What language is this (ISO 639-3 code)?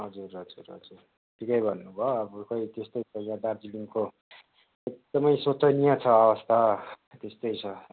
nep